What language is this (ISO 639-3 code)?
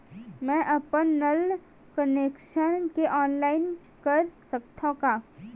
hne